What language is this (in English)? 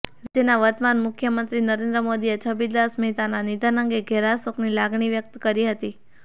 Gujarati